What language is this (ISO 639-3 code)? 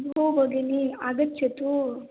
san